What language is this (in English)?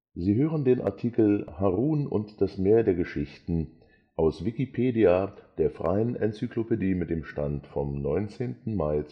German